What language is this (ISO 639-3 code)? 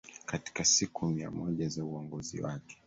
swa